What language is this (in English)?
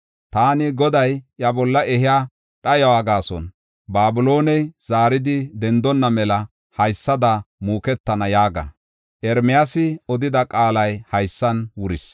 Gofa